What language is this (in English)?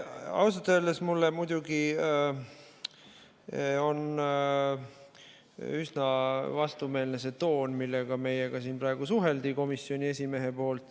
Estonian